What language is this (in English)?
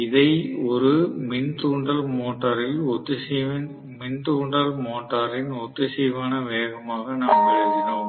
Tamil